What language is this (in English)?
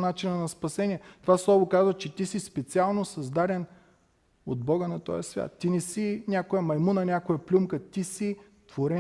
Bulgarian